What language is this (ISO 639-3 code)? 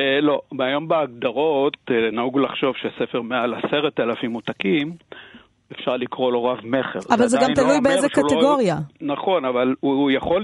heb